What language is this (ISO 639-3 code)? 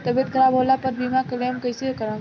bho